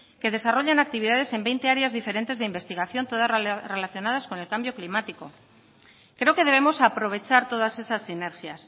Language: Spanish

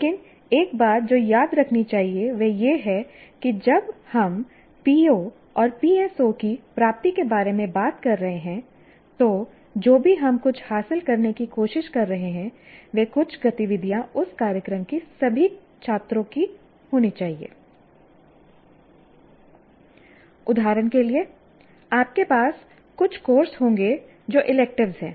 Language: Hindi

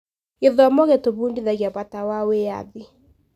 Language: Kikuyu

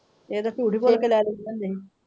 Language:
Punjabi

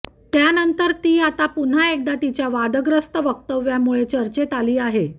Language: Marathi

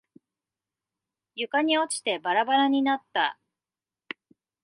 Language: Japanese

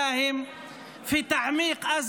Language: Hebrew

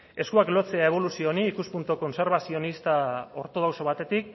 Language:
Basque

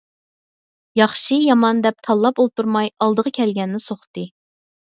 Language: Uyghur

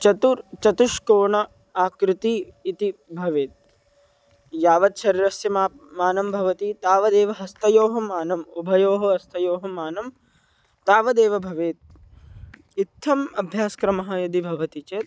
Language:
Sanskrit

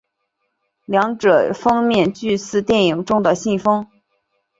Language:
Chinese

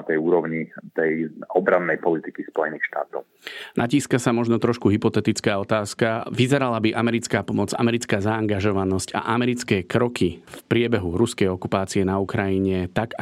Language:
Slovak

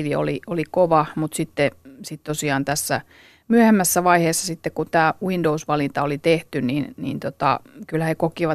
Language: Finnish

